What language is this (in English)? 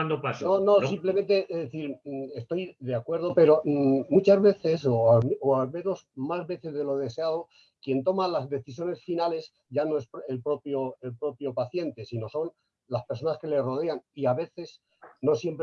Spanish